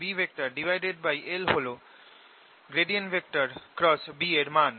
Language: Bangla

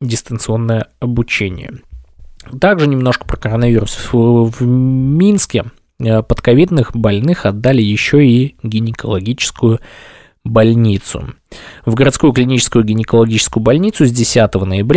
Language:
Russian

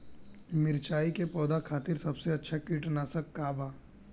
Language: Bhojpuri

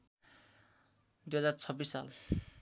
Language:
Nepali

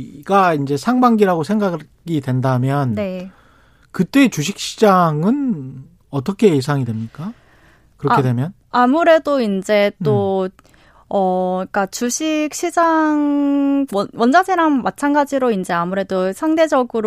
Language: Korean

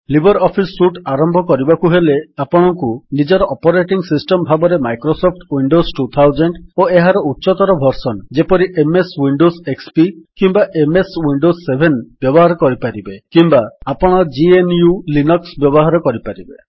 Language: Odia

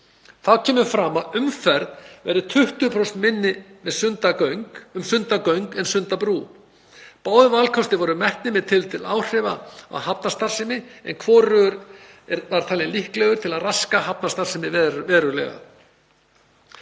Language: Icelandic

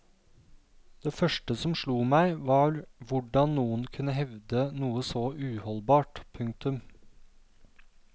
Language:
Norwegian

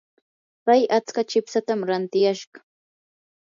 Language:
Yanahuanca Pasco Quechua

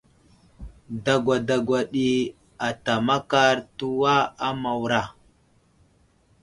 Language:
Wuzlam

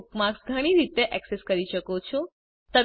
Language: Gujarati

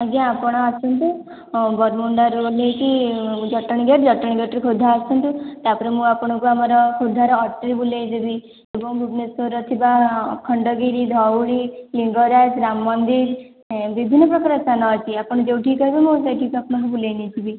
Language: Odia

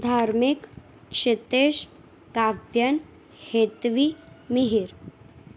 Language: Gujarati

